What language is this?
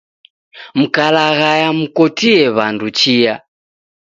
Taita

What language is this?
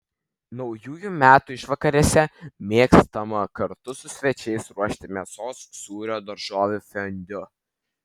Lithuanian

